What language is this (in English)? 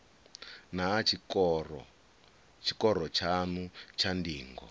Venda